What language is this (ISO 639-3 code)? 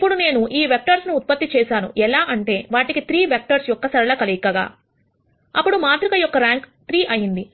tel